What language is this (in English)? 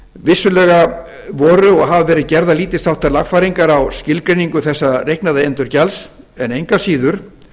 Icelandic